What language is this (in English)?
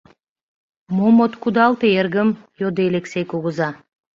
Mari